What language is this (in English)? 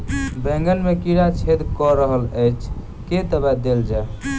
Maithili